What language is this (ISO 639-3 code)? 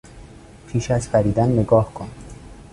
fas